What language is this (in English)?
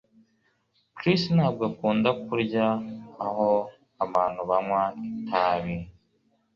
Kinyarwanda